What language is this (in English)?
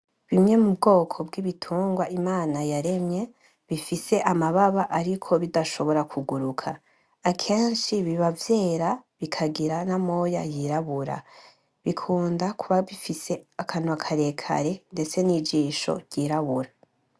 Rundi